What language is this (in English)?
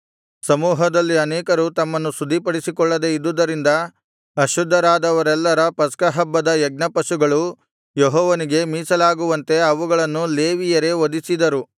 Kannada